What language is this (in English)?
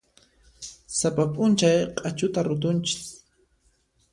Puno Quechua